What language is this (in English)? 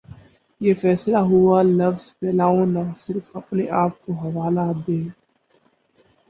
Urdu